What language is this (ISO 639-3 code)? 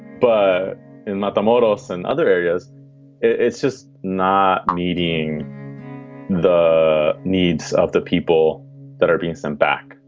eng